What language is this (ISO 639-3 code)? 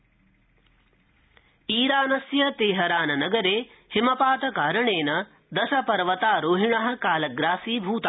san